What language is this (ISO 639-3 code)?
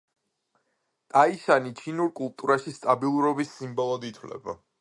kat